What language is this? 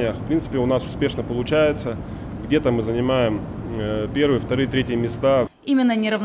Russian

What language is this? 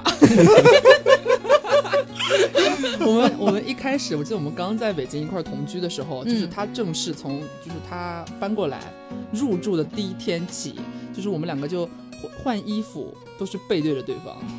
Chinese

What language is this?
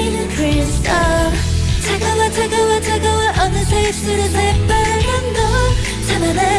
Korean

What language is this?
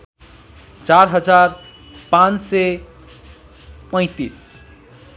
Nepali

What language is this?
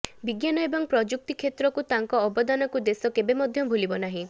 Odia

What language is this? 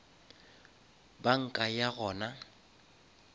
Northern Sotho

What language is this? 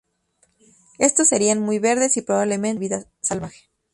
Spanish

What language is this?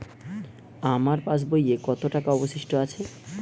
Bangla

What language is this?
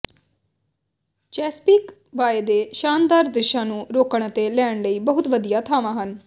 Punjabi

